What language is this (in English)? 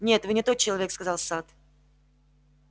Russian